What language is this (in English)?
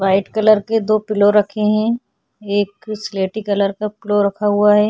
Hindi